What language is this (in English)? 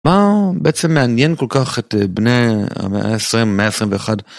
Hebrew